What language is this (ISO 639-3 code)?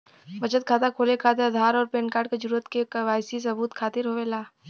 bho